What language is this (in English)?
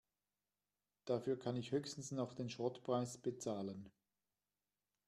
German